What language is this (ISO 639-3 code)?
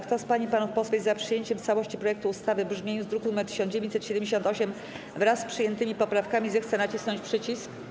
pol